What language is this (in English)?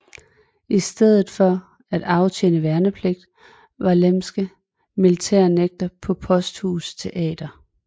Danish